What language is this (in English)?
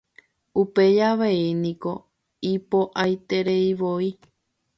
Guarani